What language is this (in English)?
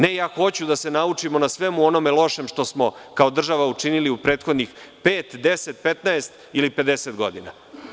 Serbian